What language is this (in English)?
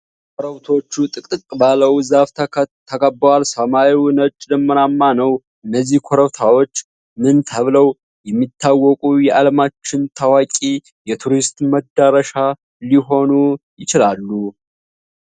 Amharic